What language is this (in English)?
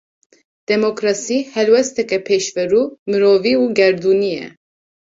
Kurdish